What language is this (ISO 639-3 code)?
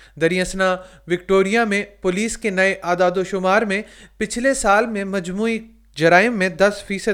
urd